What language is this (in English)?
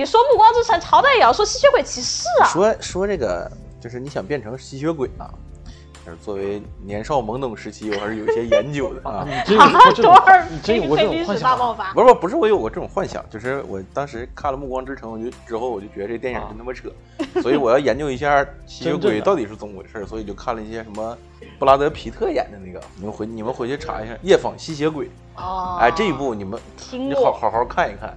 Chinese